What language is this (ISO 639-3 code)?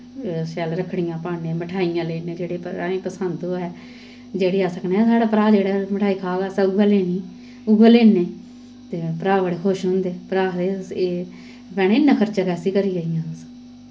doi